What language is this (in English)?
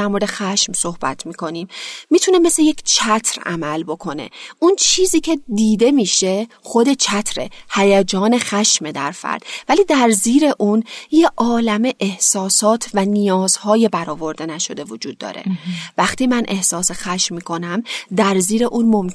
Persian